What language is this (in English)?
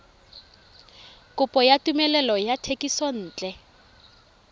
Tswana